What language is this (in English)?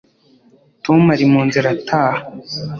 Kinyarwanda